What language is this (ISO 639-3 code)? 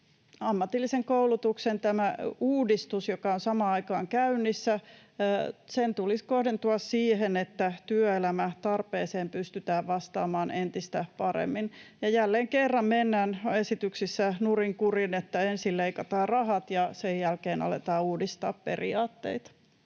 fin